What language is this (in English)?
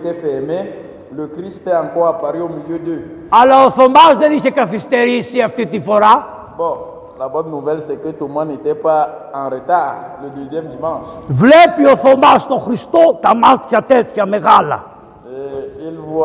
Greek